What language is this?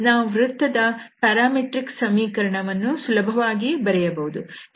Kannada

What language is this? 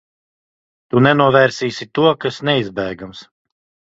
Latvian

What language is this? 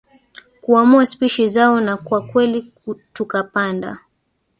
Swahili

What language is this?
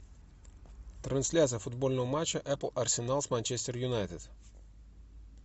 Russian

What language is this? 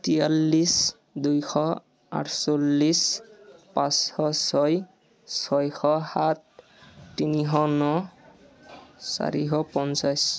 Assamese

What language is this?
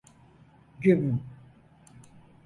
Turkish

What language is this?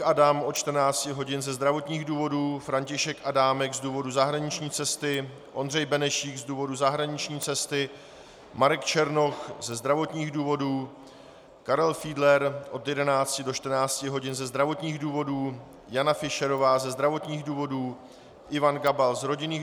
Czech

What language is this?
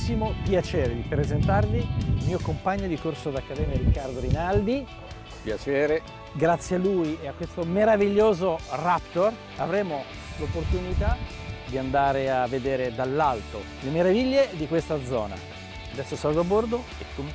Italian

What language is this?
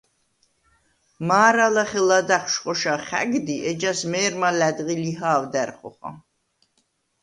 Svan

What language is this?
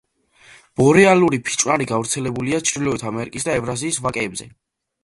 Georgian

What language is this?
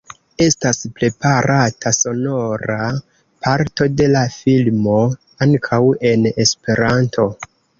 Esperanto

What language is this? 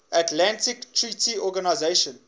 English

